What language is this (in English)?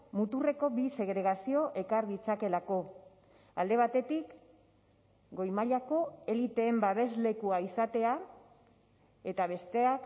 Basque